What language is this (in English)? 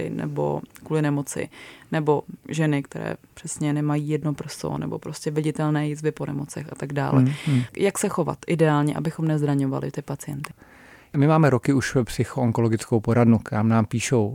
Czech